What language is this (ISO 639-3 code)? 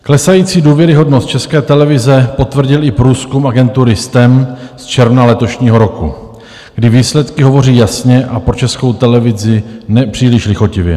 ces